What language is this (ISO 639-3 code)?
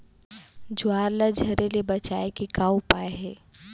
hne